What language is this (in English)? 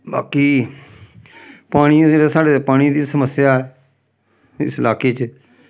Dogri